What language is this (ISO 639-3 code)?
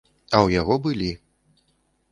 bel